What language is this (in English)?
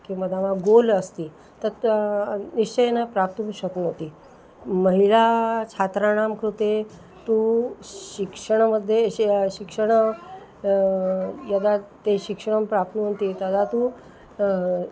Sanskrit